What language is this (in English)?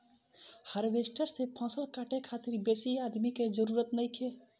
Bhojpuri